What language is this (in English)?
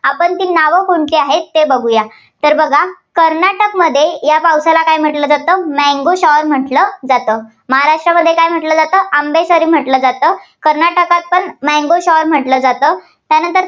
Marathi